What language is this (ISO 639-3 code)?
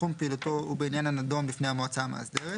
heb